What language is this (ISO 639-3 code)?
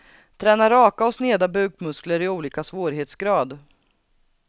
swe